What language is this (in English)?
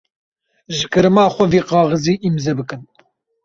Kurdish